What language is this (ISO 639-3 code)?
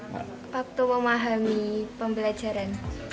ind